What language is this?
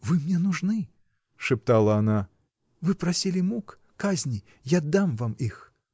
Russian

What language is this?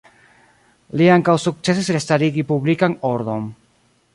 Esperanto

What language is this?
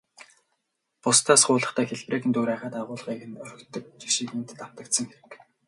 Mongolian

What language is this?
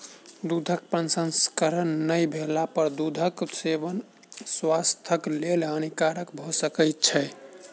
Maithili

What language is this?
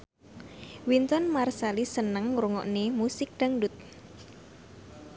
Javanese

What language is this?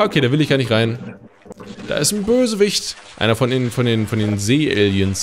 German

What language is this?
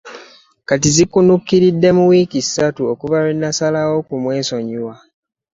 Ganda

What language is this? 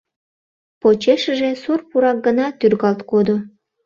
Mari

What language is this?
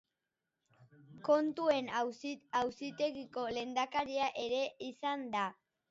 Basque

